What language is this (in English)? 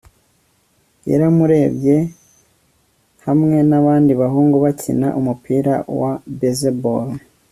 Kinyarwanda